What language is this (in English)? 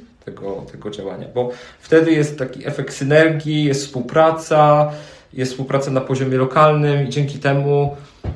Polish